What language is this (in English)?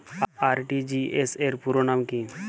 Bangla